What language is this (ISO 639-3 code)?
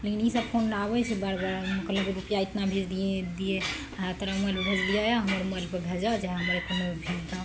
mai